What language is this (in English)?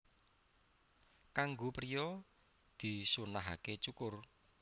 Javanese